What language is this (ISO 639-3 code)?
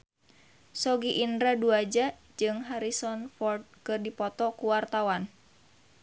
sun